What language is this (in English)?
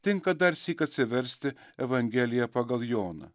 Lithuanian